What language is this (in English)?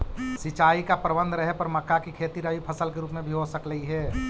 Magahi